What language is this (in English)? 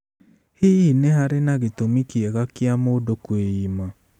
Kikuyu